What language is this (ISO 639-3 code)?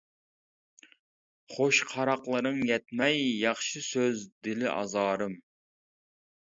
uig